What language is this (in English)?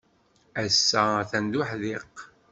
Kabyle